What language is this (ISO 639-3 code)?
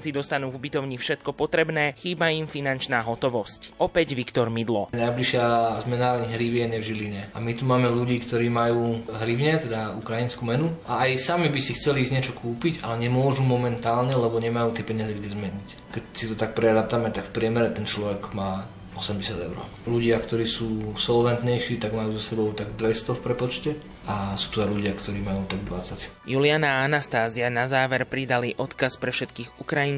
slk